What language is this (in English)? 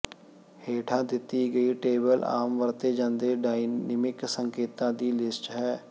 Punjabi